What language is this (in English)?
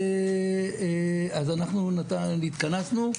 Hebrew